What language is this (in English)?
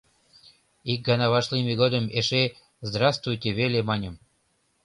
Mari